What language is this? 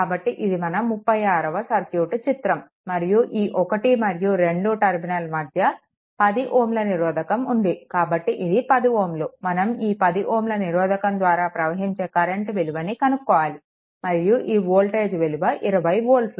Telugu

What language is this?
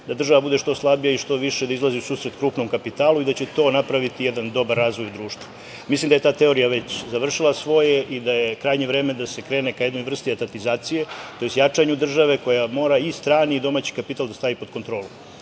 Serbian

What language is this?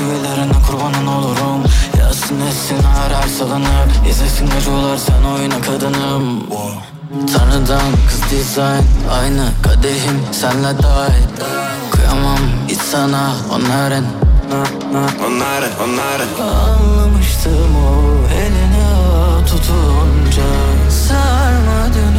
Turkish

